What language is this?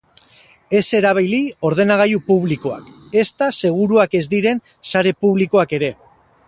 Basque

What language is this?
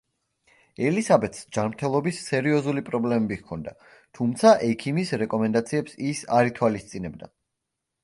Georgian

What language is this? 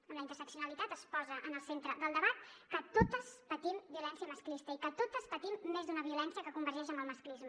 Catalan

